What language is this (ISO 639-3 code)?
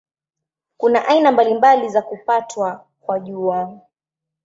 swa